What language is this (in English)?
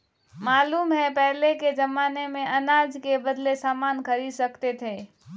Hindi